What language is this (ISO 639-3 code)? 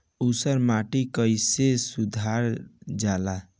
bho